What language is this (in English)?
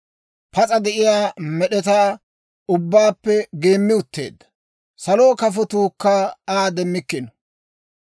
Dawro